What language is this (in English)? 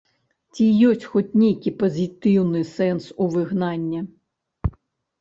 Belarusian